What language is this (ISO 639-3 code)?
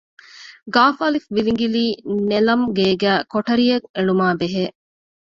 div